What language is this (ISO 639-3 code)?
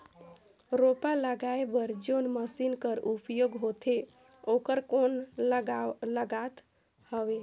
hne